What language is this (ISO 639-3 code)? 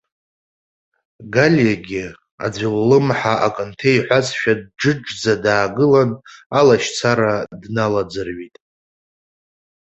abk